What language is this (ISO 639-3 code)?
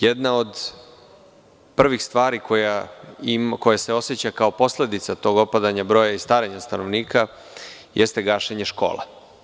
srp